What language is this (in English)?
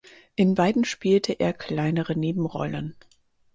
German